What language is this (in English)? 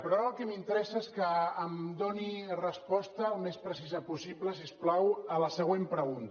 Catalan